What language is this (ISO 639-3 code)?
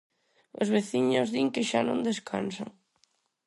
glg